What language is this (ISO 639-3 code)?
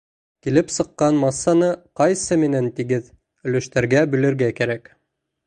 bak